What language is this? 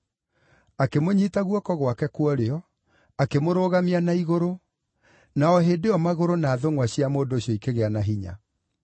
Kikuyu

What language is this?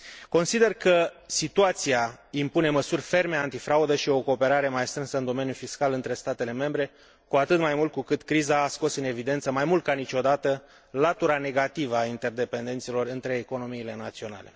Romanian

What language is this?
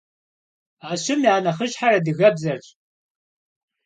Kabardian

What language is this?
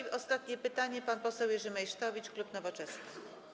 Polish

